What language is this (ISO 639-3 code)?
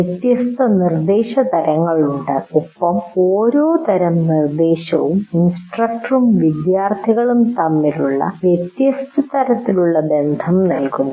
mal